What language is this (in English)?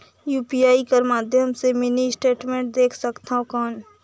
Chhattisgarhi